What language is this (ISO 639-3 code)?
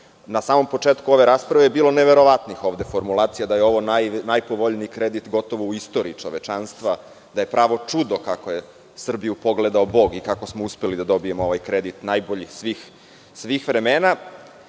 srp